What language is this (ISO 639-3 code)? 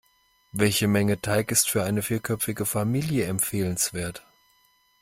deu